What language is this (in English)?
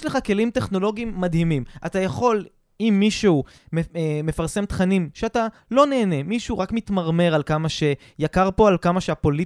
Hebrew